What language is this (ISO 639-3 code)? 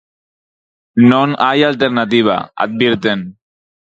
glg